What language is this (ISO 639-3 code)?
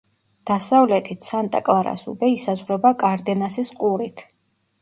kat